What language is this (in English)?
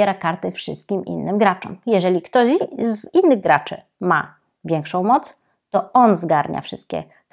Polish